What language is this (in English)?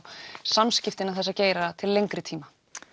Icelandic